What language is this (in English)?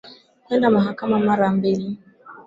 Swahili